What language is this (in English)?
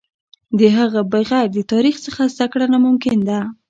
Pashto